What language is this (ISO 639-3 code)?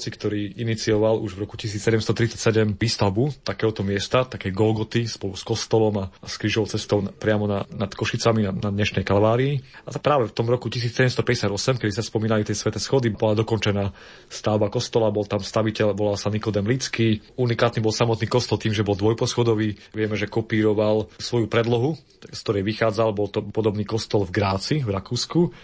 slk